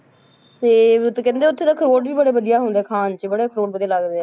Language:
Punjabi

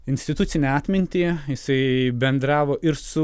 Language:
Lithuanian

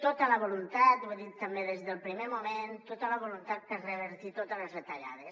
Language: Catalan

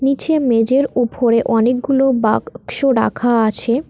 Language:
Bangla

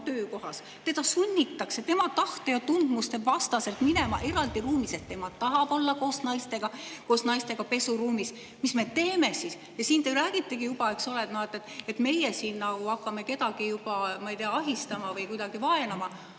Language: Estonian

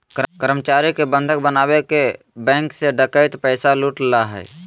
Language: Magahi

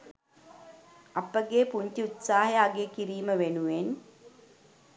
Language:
Sinhala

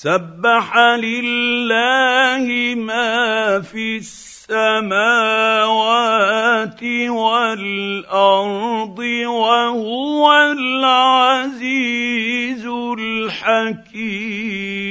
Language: Arabic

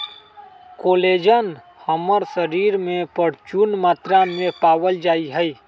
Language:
Magahi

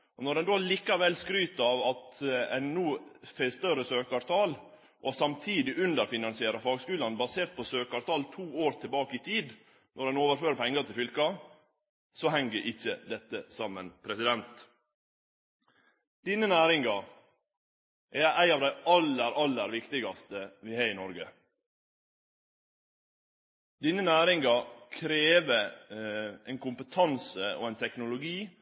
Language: Norwegian Nynorsk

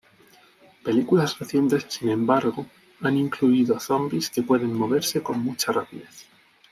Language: Spanish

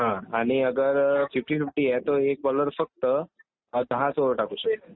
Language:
Marathi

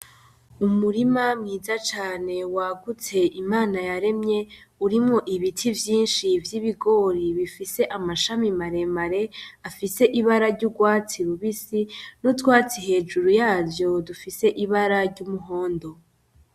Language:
Rundi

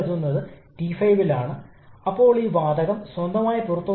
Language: Malayalam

